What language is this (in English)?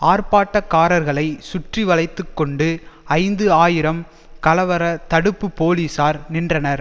Tamil